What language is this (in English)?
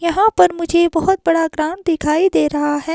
Hindi